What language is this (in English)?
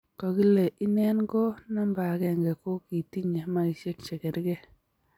Kalenjin